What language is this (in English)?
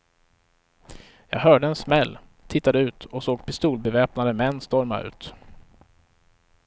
Swedish